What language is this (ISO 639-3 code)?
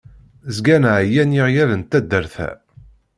kab